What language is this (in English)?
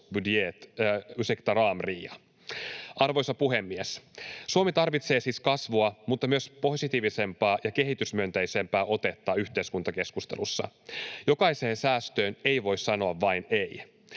Finnish